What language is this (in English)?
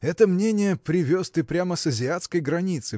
Russian